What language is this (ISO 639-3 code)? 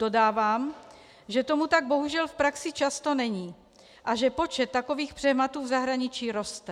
ces